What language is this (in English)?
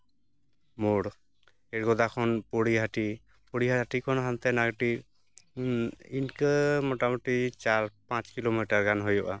Santali